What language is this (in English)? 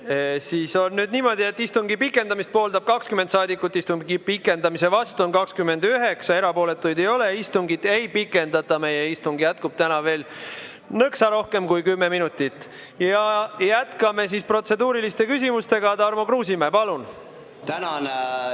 Estonian